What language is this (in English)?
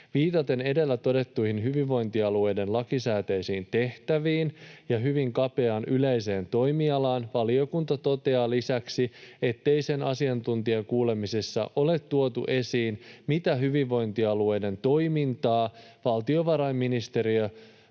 Finnish